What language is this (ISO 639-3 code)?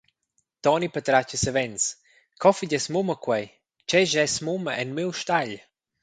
roh